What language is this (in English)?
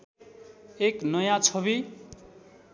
Nepali